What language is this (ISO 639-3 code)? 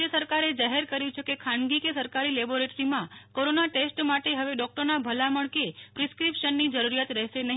guj